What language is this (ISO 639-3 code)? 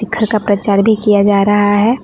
hin